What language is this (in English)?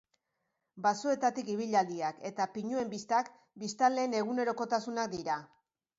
Basque